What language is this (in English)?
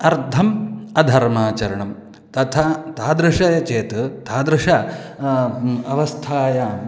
Sanskrit